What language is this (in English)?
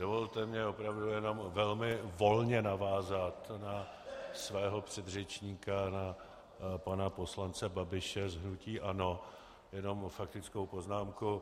Czech